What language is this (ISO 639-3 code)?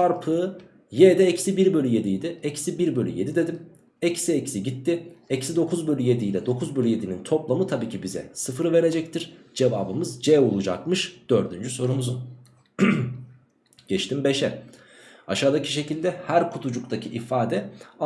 tur